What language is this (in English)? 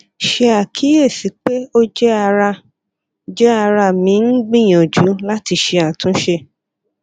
Yoruba